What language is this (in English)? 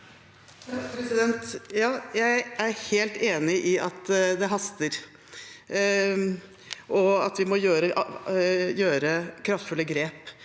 Norwegian